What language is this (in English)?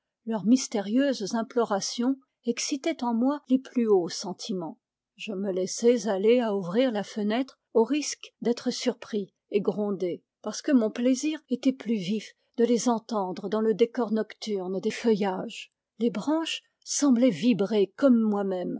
French